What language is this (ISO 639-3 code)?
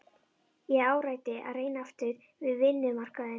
isl